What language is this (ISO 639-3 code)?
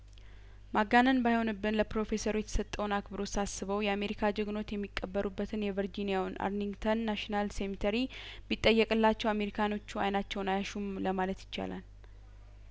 amh